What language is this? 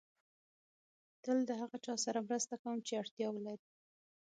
Pashto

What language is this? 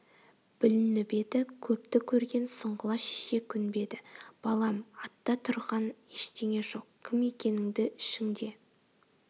Kazakh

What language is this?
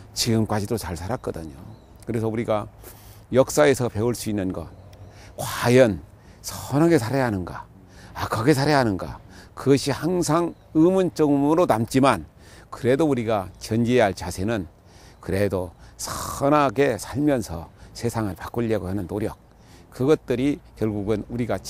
Korean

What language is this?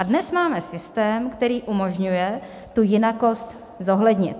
Czech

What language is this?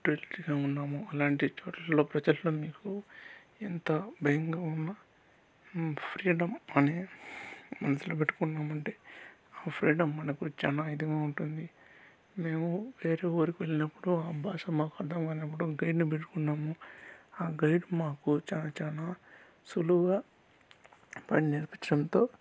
Telugu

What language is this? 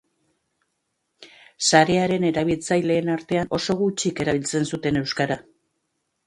Basque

